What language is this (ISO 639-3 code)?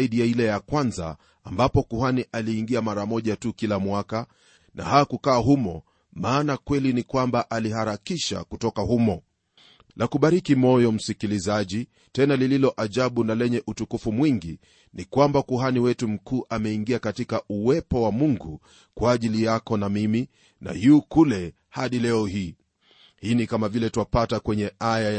swa